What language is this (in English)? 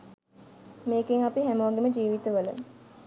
Sinhala